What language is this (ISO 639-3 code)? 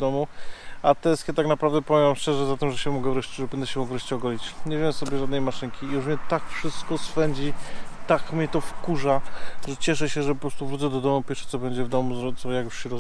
pol